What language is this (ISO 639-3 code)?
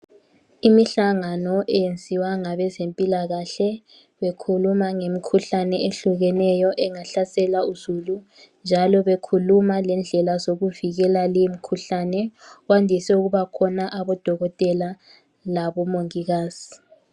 nde